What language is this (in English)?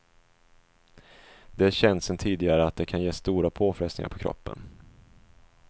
Swedish